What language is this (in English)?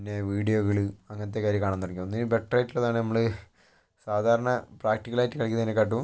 Malayalam